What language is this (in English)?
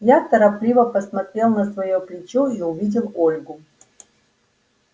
Russian